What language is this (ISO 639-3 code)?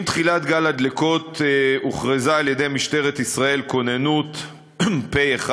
heb